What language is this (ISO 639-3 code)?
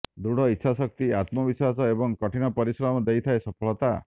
ori